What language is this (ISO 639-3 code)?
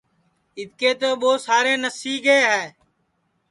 ssi